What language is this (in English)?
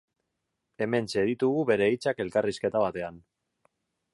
Basque